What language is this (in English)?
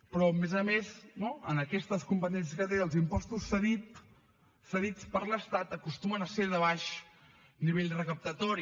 Catalan